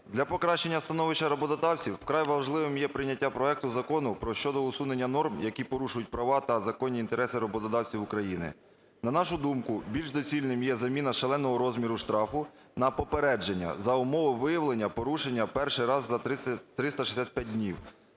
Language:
Ukrainian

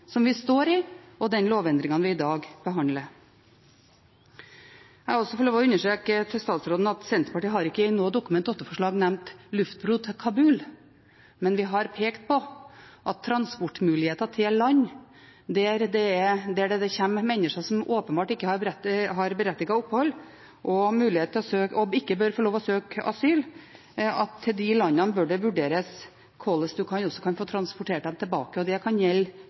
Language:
Norwegian Bokmål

